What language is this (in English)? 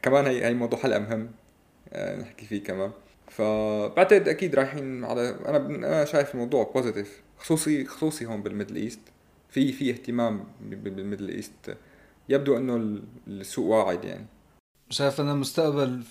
Arabic